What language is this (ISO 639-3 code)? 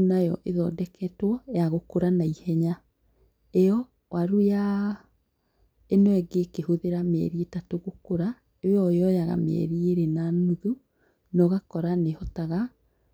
kik